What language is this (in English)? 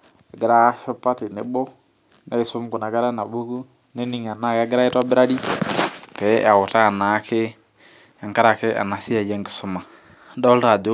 Masai